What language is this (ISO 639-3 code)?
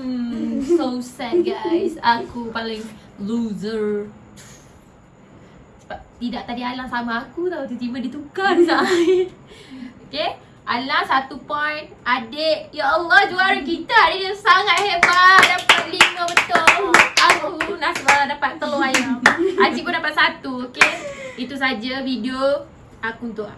msa